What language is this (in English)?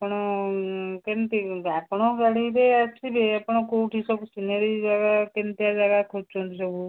Odia